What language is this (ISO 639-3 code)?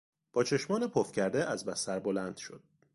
fas